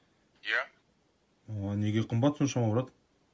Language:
Kazakh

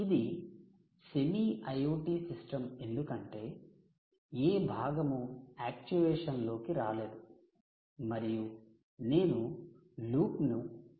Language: Telugu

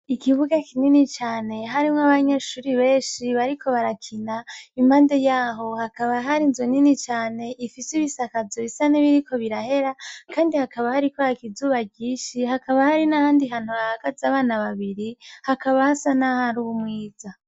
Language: Rundi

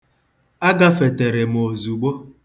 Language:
Igbo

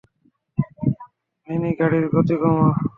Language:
Bangla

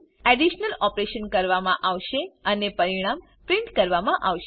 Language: Gujarati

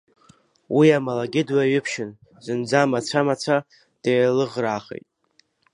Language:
Abkhazian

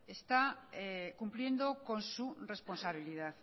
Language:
Spanish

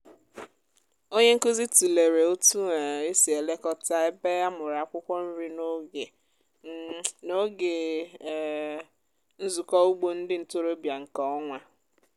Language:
Igbo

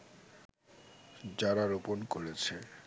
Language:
Bangla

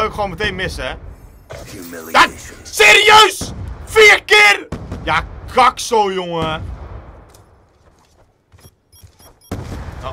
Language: Dutch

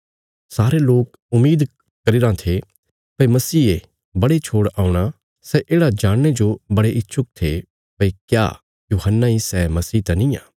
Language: Bilaspuri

